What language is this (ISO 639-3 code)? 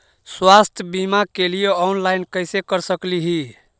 mag